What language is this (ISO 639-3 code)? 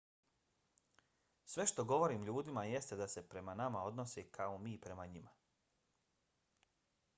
bos